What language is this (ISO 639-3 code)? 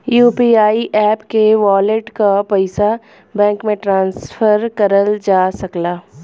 bho